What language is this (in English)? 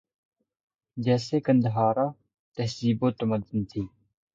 Urdu